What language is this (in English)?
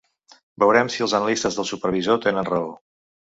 Catalan